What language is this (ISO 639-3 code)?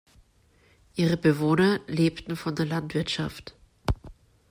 deu